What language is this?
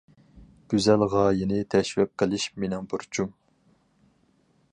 Uyghur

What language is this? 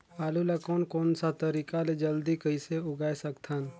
Chhattisgarhi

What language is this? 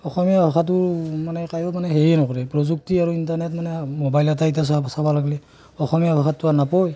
Assamese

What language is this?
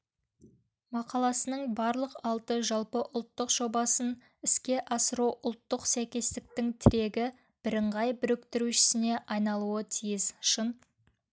Kazakh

